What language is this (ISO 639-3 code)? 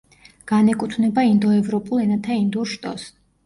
kat